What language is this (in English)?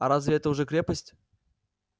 Russian